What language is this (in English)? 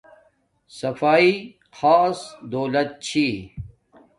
Domaaki